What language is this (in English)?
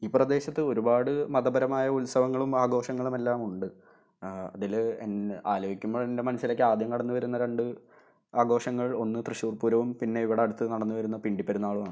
Malayalam